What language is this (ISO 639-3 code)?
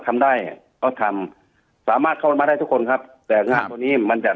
tha